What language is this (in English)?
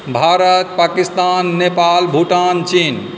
Maithili